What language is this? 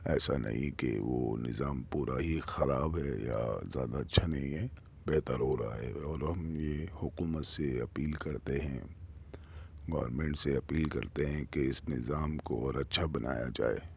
Urdu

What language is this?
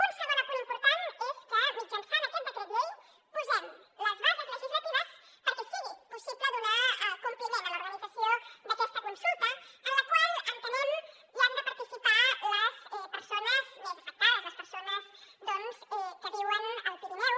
Catalan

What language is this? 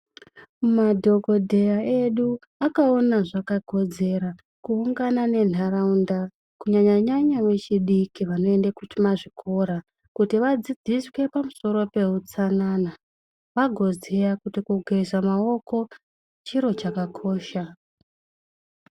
Ndau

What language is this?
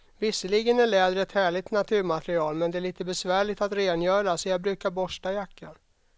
Swedish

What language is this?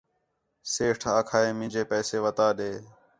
Khetrani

